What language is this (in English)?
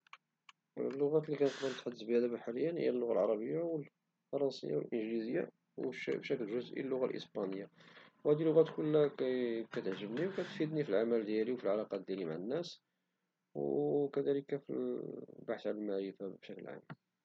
Moroccan Arabic